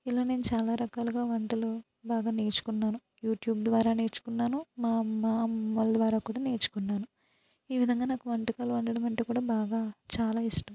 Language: Telugu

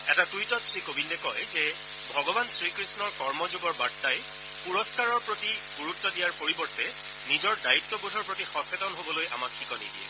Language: Assamese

